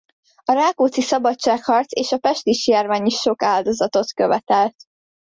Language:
Hungarian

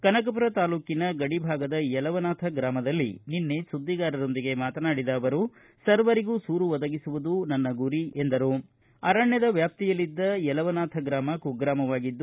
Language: Kannada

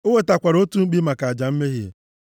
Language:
Igbo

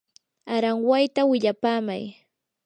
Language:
Yanahuanca Pasco Quechua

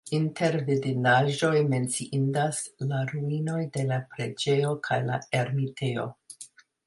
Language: Esperanto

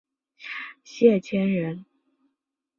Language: Chinese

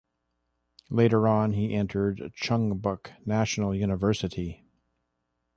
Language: English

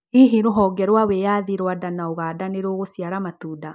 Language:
Kikuyu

